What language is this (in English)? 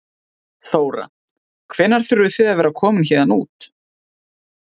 Icelandic